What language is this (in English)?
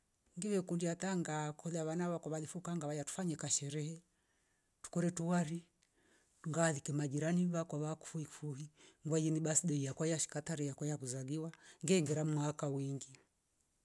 Rombo